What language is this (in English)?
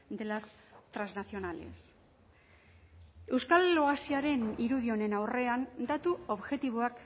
Basque